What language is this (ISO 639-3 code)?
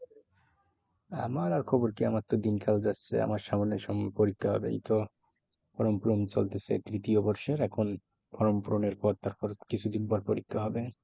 ben